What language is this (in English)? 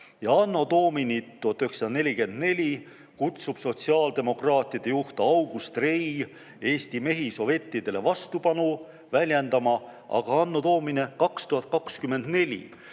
Estonian